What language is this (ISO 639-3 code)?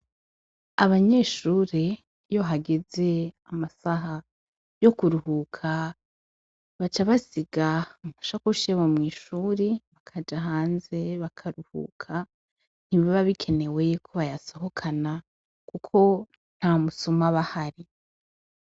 run